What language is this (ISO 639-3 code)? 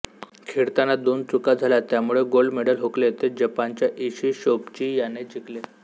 mar